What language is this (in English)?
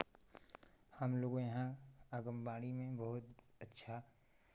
Hindi